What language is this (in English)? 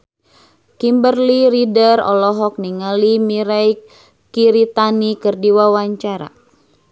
Sundanese